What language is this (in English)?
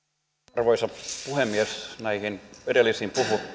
Finnish